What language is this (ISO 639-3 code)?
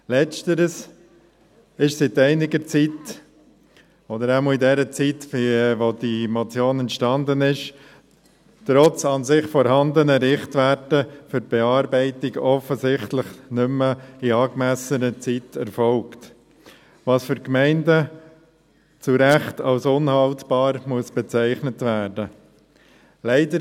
gsw